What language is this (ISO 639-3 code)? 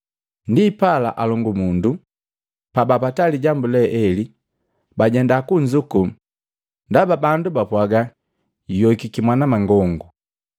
mgv